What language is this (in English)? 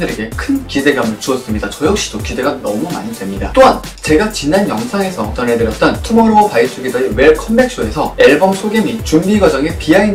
Korean